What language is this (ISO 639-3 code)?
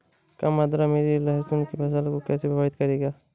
hin